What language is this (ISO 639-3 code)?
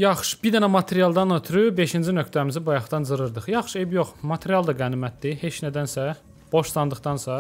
tur